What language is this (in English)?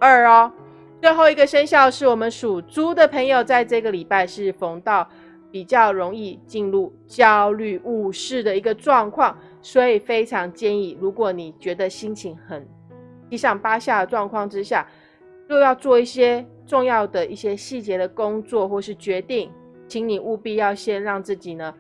Chinese